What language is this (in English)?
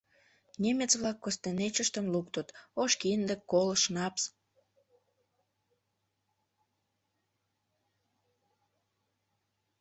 Mari